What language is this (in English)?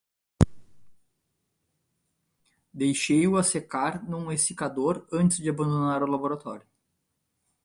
Portuguese